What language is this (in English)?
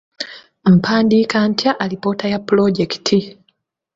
Ganda